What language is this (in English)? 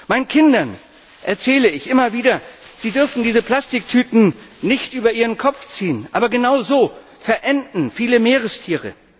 German